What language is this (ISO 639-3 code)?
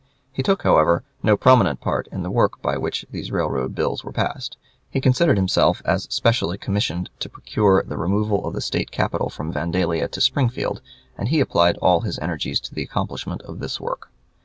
eng